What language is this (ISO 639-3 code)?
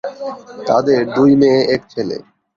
ben